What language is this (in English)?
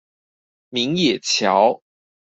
Chinese